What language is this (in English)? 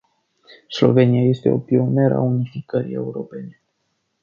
Romanian